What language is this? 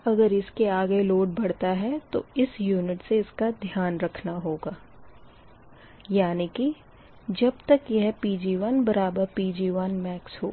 Hindi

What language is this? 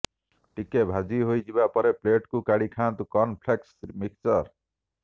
Odia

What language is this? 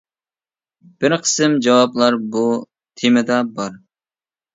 Uyghur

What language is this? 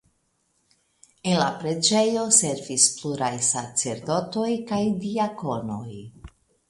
Esperanto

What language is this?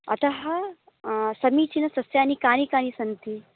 Sanskrit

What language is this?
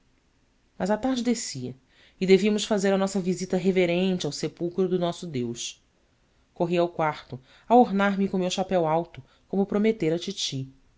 Portuguese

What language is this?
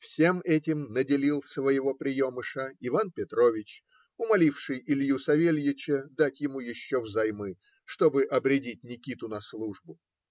Russian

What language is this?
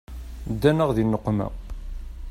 Kabyle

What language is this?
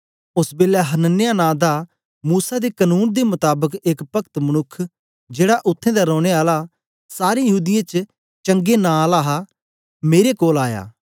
Dogri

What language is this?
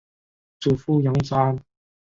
Chinese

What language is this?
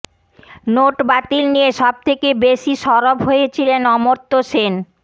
Bangla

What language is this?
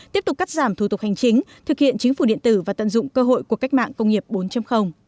Vietnamese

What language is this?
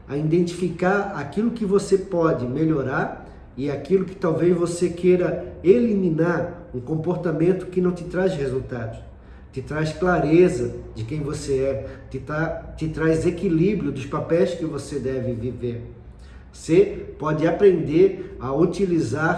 Portuguese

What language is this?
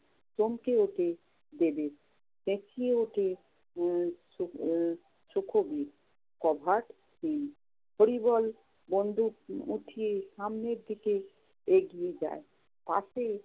Bangla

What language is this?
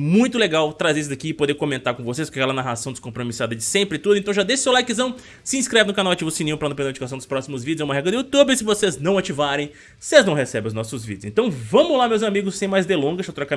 Portuguese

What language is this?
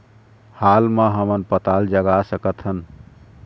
Chhattisgarhi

